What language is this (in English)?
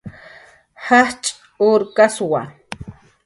Jaqaru